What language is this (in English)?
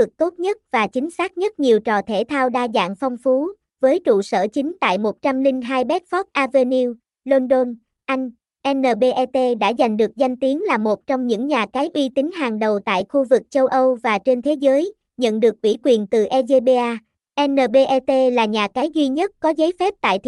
Vietnamese